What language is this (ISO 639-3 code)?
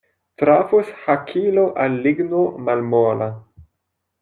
epo